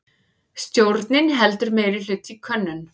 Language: Icelandic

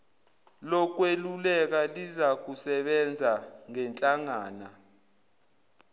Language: Zulu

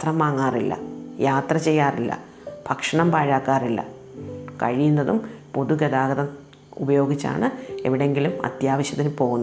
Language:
Malayalam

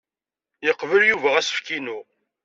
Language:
Kabyle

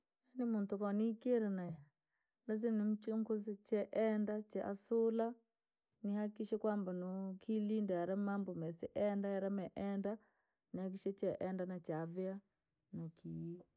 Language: Langi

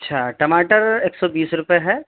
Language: Urdu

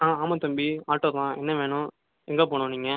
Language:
Tamil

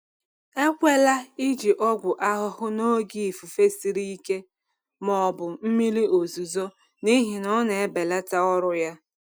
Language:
Igbo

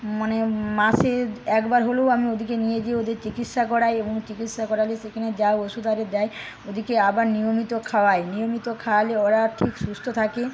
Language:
Bangla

